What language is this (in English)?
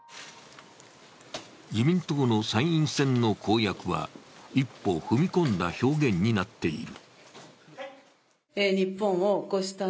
Japanese